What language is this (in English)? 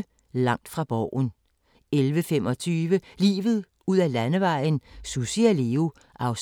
Danish